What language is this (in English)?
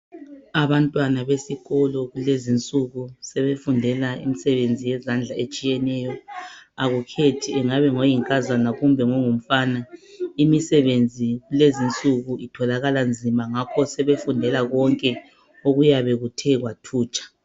North Ndebele